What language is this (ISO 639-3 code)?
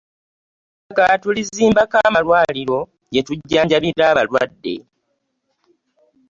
lug